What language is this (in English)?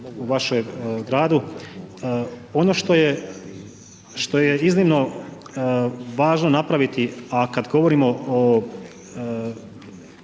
Croatian